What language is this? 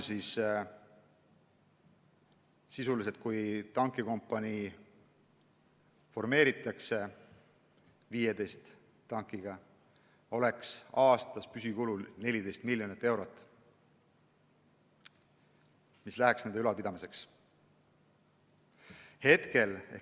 Estonian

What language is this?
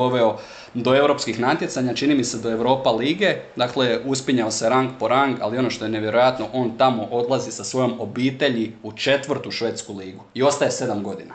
Croatian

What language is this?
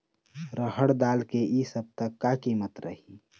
Chhattisgarhi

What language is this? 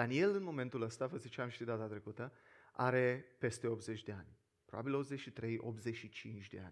Romanian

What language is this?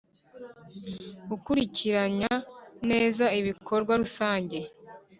Kinyarwanda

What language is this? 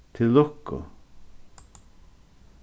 Faroese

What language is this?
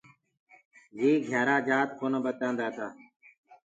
Gurgula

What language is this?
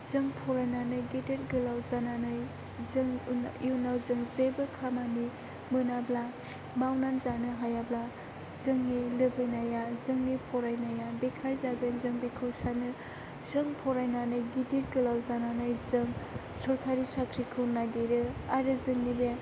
Bodo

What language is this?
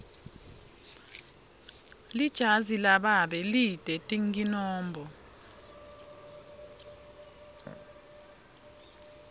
Swati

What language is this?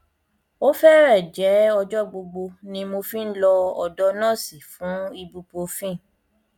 Yoruba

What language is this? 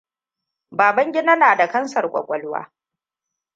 Hausa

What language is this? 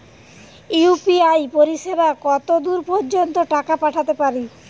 Bangla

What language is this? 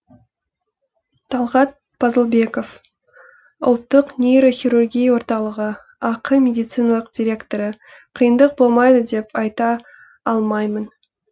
Kazakh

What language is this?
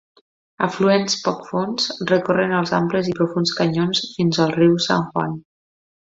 Catalan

